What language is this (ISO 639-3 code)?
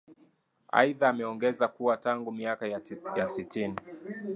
swa